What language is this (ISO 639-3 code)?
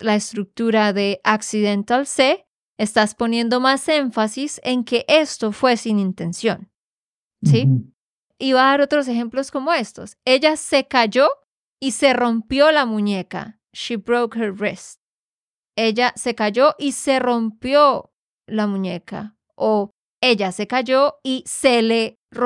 spa